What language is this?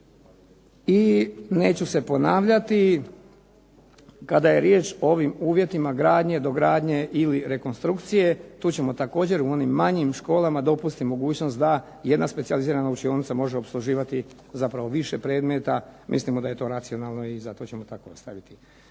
Croatian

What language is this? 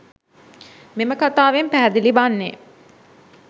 Sinhala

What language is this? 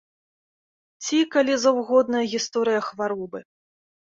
Belarusian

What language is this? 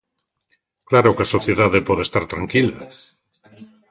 Galician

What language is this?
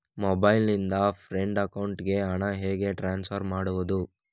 Kannada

